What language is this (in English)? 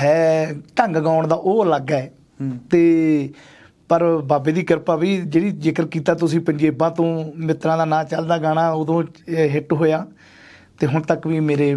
Punjabi